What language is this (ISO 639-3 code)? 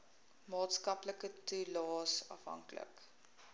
afr